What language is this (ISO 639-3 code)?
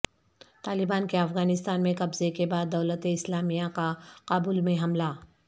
urd